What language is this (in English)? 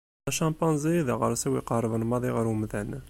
Kabyle